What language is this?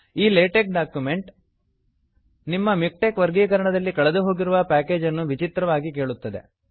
Kannada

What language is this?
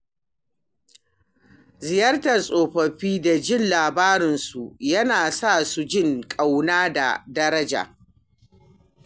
Hausa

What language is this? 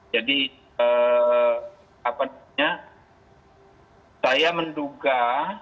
Indonesian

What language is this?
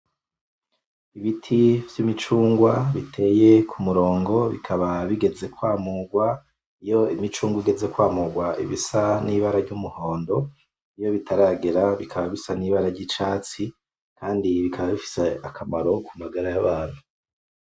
Rundi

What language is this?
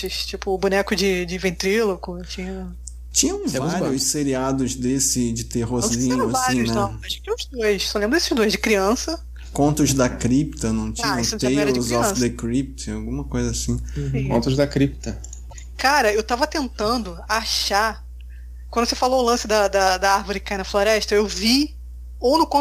Portuguese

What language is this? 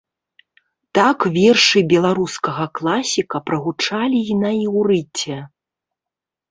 Belarusian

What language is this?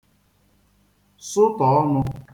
Igbo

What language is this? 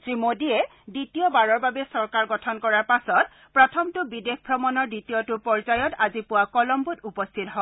Assamese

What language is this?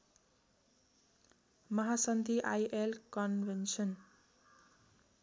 Nepali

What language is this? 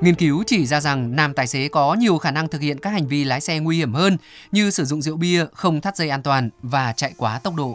Vietnamese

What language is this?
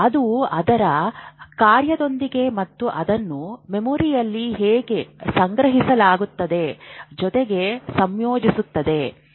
Kannada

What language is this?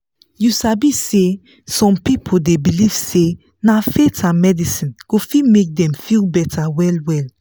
Nigerian Pidgin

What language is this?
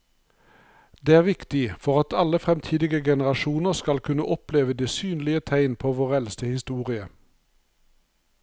Norwegian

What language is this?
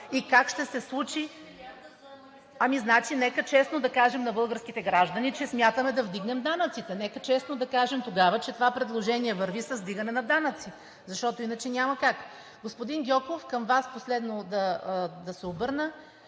Bulgarian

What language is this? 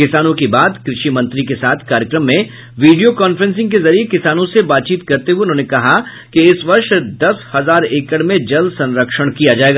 Hindi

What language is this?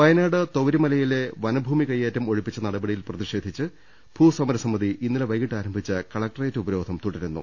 Malayalam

